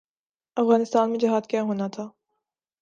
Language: Urdu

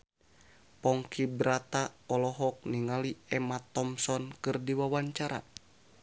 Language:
Sundanese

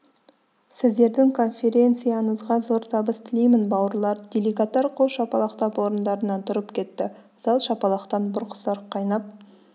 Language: Kazakh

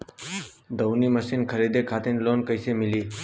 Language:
Bhojpuri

